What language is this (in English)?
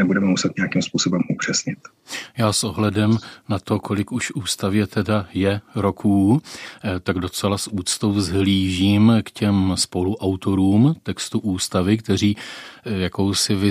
Czech